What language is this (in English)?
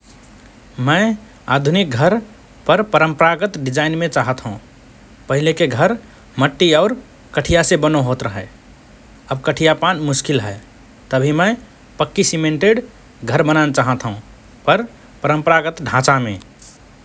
Rana Tharu